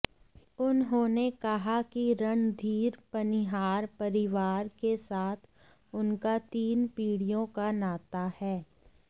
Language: Hindi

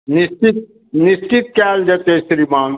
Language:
Maithili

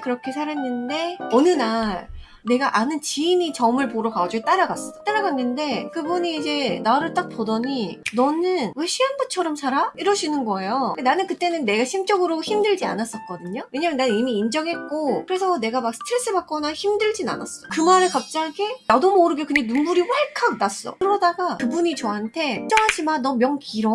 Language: Korean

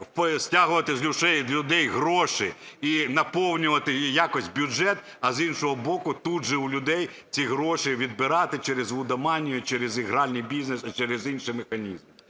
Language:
Ukrainian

